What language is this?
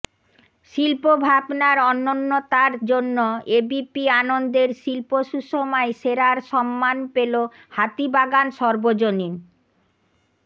Bangla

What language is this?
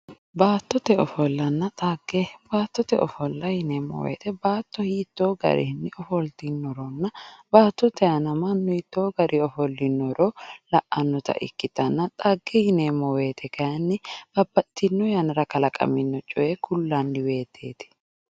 Sidamo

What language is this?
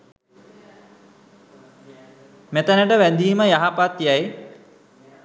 Sinhala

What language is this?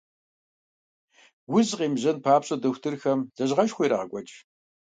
Kabardian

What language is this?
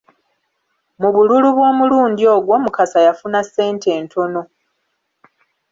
Ganda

